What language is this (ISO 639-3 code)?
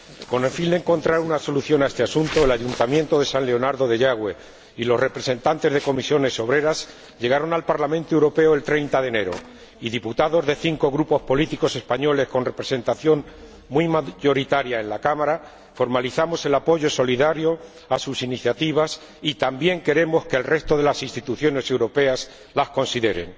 spa